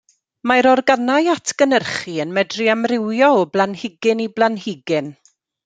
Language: Welsh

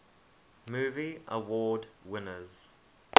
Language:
English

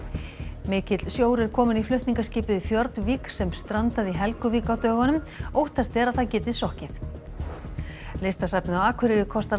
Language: Icelandic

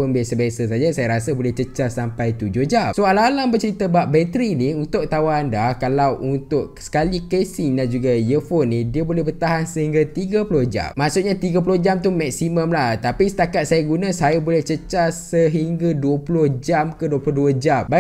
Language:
Malay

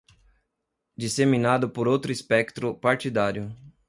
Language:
Portuguese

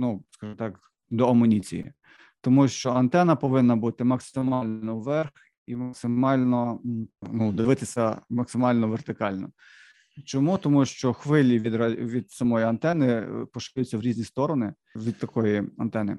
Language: Ukrainian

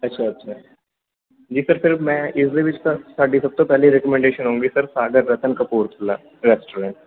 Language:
Punjabi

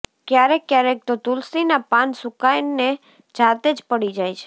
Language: Gujarati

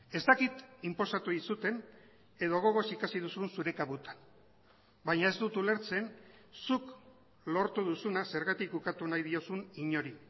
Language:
Basque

